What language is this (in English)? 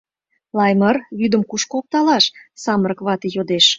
Mari